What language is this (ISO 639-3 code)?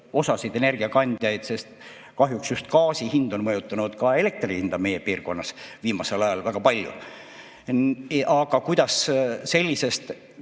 est